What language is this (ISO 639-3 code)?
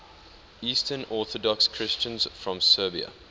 eng